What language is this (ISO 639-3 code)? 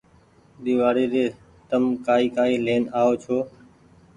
gig